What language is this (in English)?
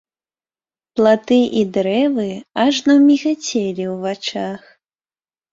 Belarusian